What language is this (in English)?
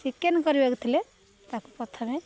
Odia